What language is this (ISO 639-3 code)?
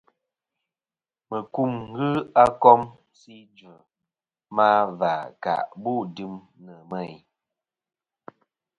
bkm